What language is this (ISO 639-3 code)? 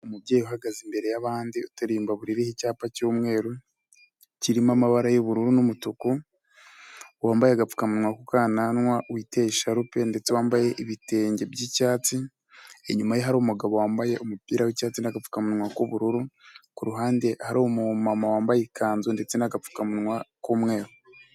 kin